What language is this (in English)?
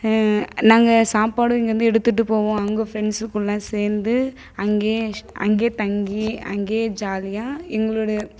Tamil